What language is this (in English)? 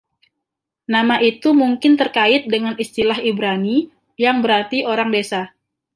Indonesian